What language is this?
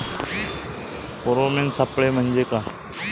Marathi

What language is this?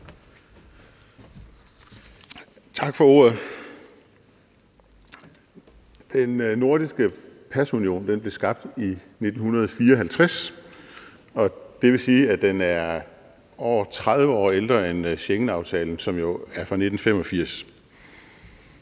Danish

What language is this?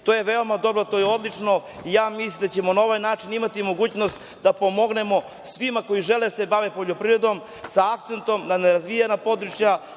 Serbian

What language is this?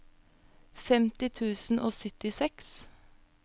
Norwegian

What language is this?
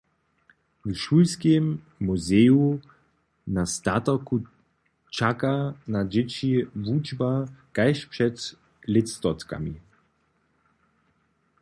Upper Sorbian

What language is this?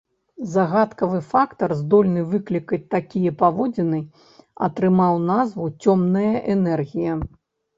Belarusian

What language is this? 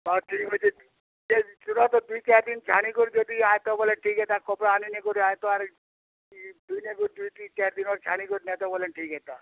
Odia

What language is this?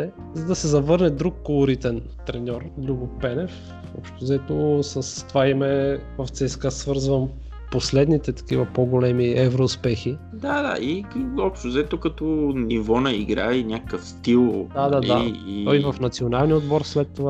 Bulgarian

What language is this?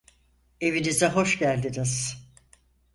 Turkish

